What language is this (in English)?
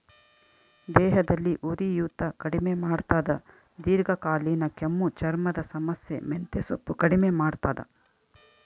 Kannada